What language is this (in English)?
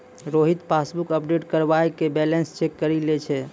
Maithili